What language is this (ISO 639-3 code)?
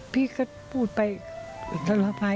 tha